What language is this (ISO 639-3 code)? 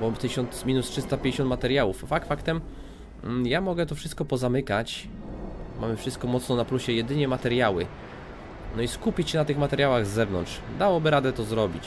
pol